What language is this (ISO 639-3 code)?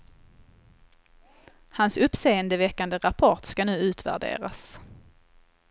swe